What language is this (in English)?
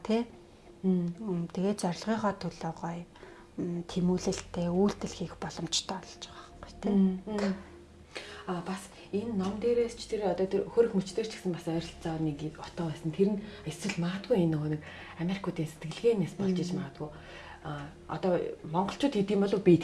German